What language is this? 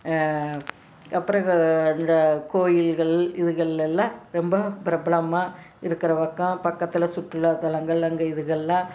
Tamil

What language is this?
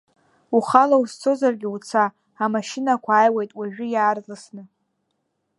Abkhazian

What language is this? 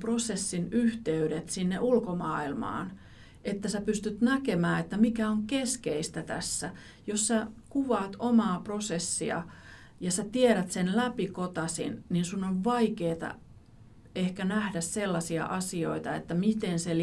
Finnish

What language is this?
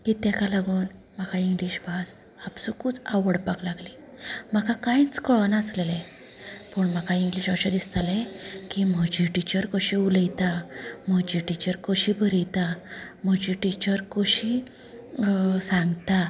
Konkani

